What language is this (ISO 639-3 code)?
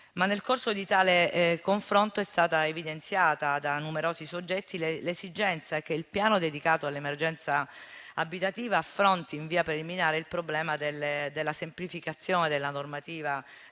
ita